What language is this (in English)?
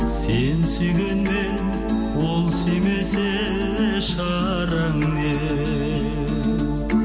Kazakh